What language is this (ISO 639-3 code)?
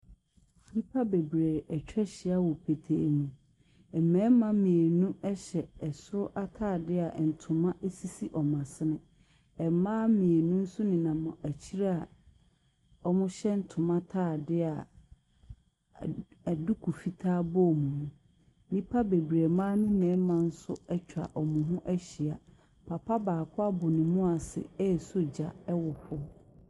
aka